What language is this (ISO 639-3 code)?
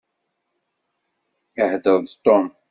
kab